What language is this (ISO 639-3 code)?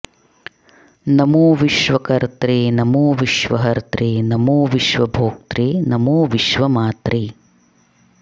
san